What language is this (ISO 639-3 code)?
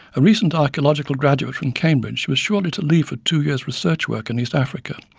eng